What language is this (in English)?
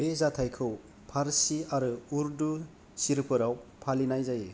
Bodo